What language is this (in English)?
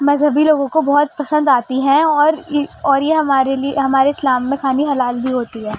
Urdu